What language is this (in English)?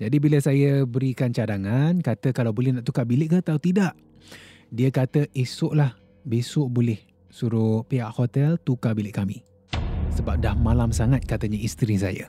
Malay